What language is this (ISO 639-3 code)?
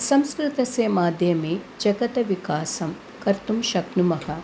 san